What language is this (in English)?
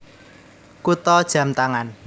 Javanese